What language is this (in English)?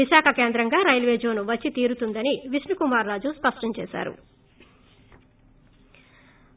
Telugu